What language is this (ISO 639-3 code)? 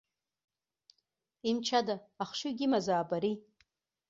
abk